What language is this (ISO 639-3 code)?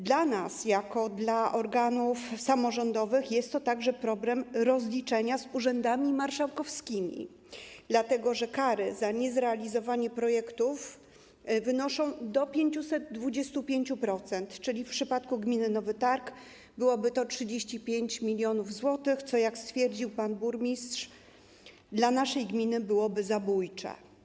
pol